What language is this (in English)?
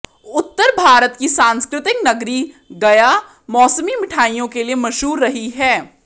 Hindi